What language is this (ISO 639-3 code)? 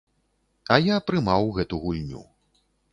bel